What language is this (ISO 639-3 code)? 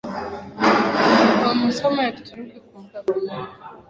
swa